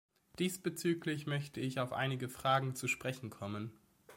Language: German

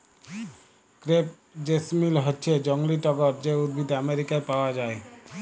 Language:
Bangla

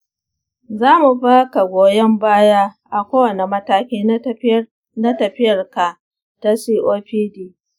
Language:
Hausa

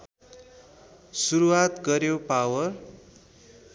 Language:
Nepali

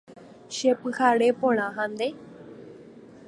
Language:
Guarani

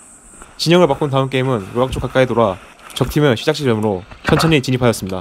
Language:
Korean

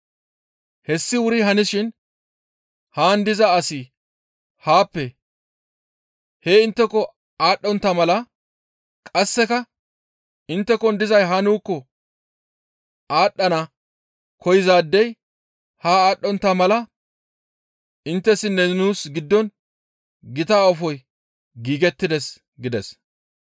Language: Gamo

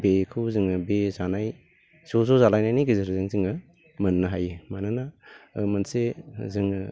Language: Bodo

